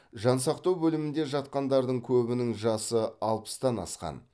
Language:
Kazakh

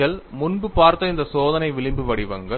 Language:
Tamil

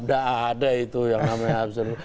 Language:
Indonesian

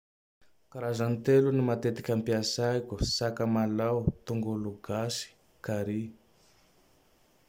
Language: Tandroy-Mahafaly Malagasy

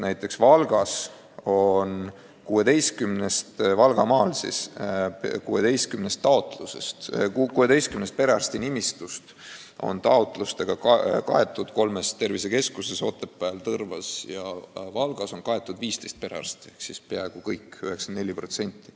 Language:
Estonian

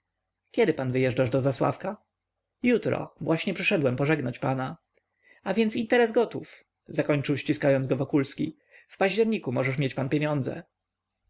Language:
Polish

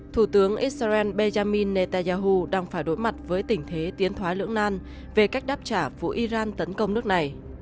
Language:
Vietnamese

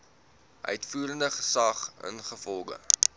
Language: Afrikaans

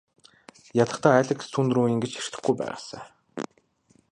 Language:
Mongolian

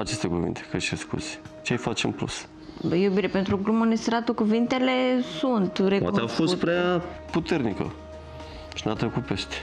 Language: Romanian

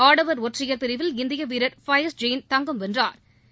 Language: Tamil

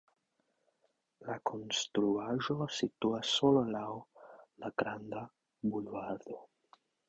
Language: Esperanto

